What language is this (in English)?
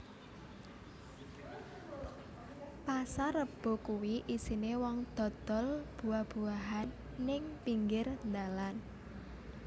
Javanese